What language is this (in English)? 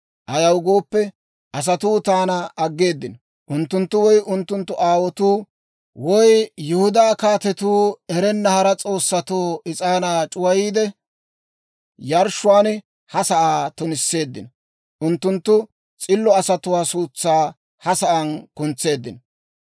Dawro